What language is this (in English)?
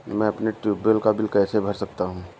Hindi